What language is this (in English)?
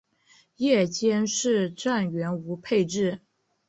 Chinese